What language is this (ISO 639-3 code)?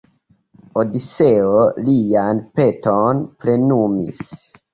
epo